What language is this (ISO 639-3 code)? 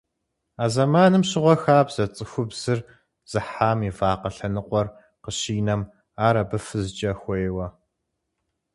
kbd